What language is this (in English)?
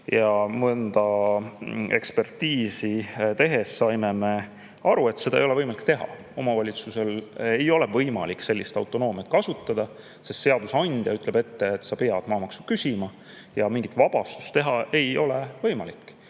Estonian